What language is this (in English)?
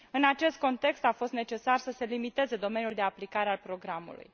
Romanian